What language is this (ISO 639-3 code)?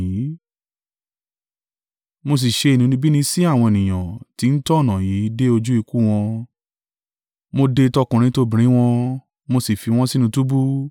yor